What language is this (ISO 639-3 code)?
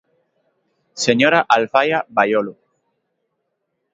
glg